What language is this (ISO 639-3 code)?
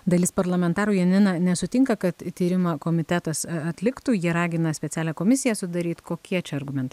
lit